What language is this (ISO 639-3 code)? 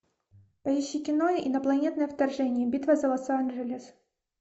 rus